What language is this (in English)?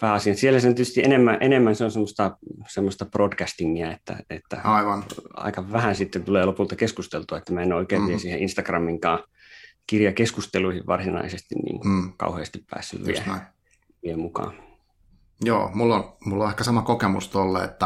Finnish